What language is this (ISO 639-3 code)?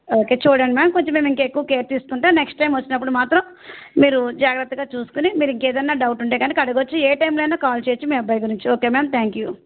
tel